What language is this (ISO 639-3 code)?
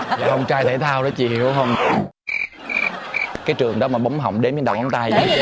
vie